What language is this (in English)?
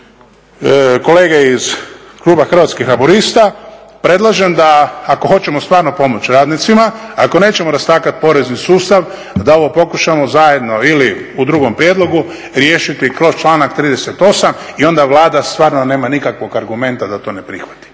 Croatian